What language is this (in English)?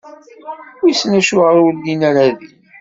Kabyle